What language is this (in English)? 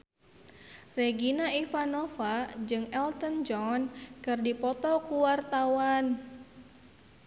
Sundanese